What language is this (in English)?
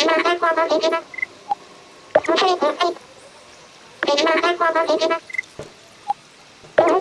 Japanese